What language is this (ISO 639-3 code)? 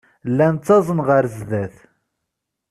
kab